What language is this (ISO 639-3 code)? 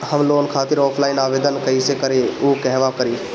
bho